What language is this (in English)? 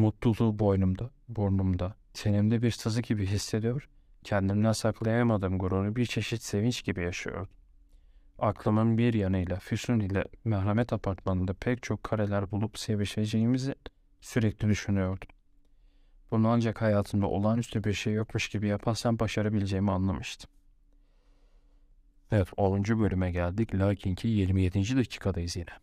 Turkish